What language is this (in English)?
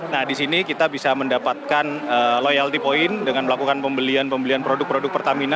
Indonesian